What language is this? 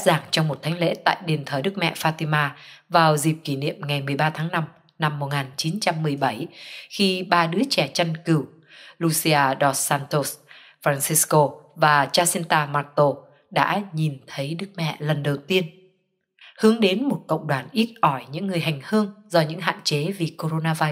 Vietnamese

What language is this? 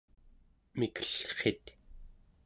Central Yupik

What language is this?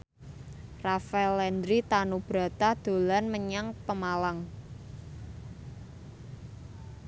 Javanese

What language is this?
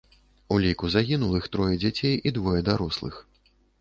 Belarusian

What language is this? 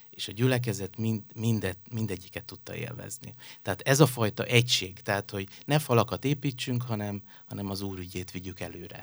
Hungarian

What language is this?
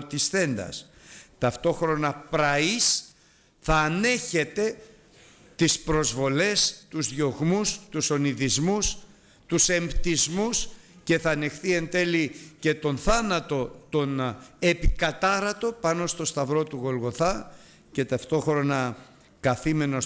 Greek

